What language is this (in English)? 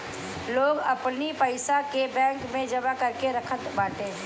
Bhojpuri